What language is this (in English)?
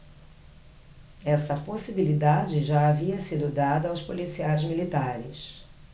Portuguese